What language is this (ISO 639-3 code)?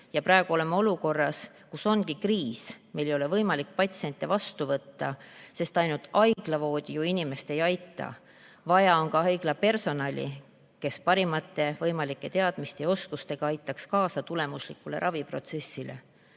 est